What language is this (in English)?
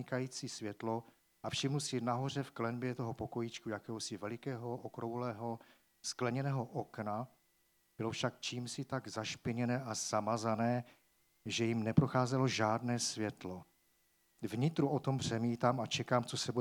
Czech